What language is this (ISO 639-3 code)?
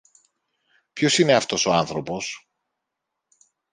ell